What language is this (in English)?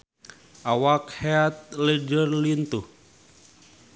Sundanese